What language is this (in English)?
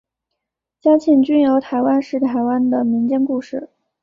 Chinese